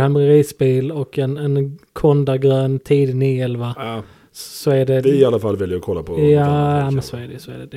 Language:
Swedish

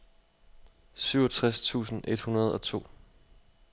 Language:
Danish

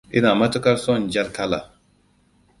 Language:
Hausa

